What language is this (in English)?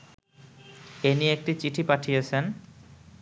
Bangla